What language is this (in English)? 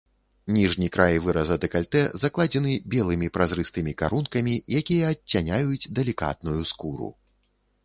Belarusian